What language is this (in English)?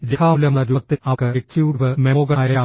Malayalam